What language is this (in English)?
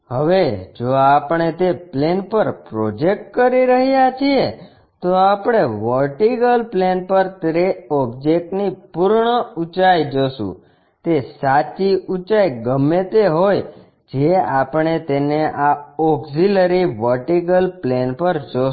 Gujarati